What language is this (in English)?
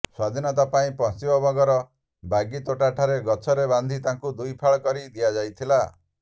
Odia